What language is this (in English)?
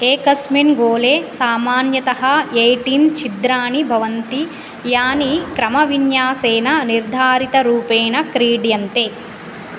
Sanskrit